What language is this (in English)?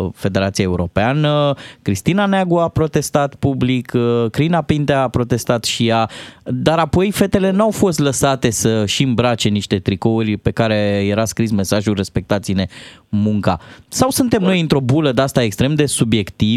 Romanian